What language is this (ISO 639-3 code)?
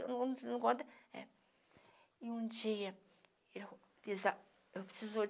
por